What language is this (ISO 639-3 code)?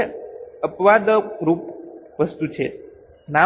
guj